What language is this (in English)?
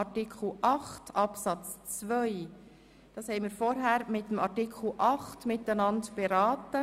Swiss German